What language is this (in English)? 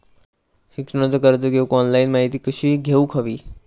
Marathi